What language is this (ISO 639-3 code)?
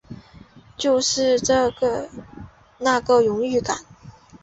zho